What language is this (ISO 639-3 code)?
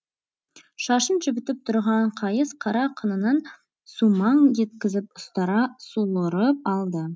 kaz